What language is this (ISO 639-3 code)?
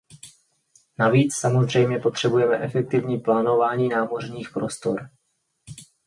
ces